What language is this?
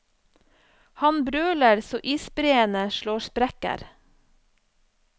Norwegian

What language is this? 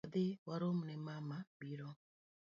Luo (Kenya and Tanzania)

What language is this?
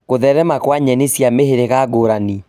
Kikuyu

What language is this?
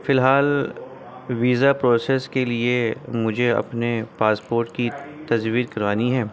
Urdu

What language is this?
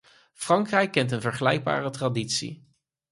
Dutch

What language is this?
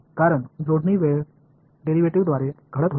Marathi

